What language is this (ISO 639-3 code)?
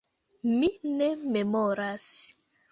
epo